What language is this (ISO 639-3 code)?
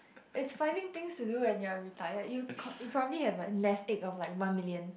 eng